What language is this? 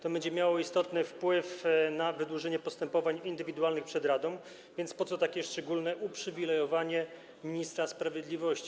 Polish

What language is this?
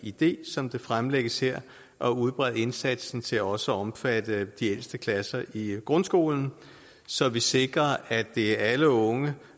Danish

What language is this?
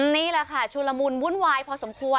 Thai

